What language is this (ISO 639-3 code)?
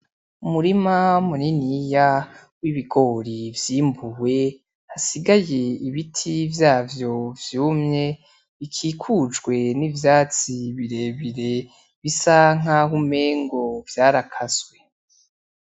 run